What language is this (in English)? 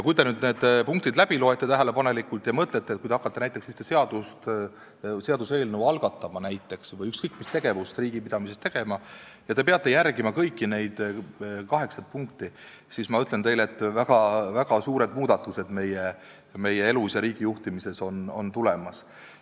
Estonian